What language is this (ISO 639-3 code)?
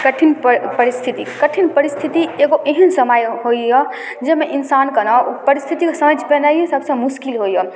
mai